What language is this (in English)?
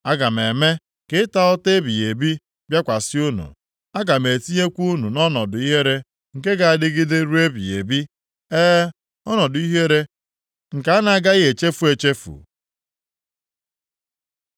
Igbo